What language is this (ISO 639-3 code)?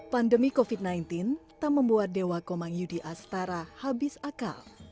ind